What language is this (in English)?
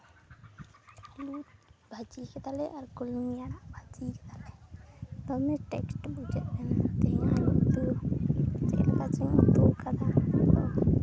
Santali